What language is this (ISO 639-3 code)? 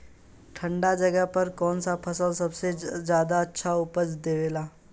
bho